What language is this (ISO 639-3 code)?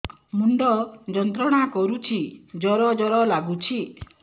ori